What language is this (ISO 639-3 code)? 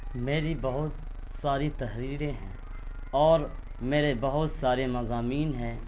urd